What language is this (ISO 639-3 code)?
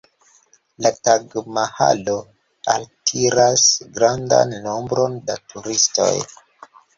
epo